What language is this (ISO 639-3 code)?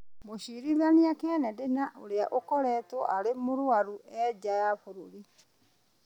kik